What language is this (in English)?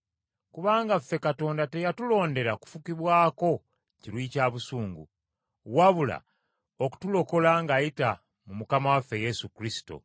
Ganda